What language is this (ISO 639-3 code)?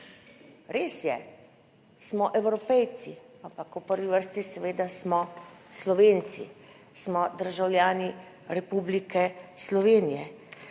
slv